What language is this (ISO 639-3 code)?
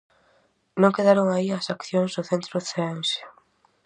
glg